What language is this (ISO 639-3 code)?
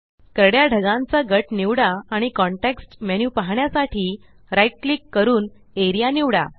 mar